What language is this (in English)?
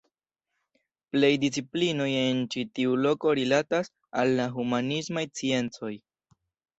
Esperanto